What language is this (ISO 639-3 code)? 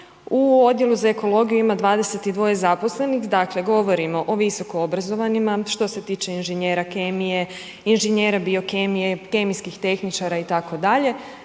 hrv